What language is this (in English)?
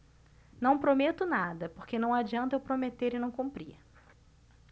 Portuguese